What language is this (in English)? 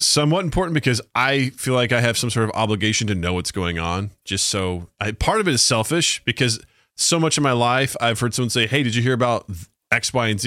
English